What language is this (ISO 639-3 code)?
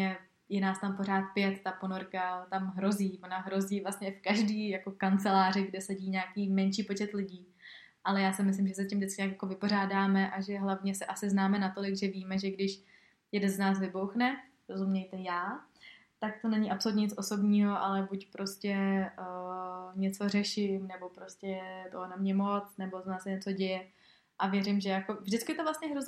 ces